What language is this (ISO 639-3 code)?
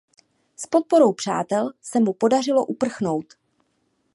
ces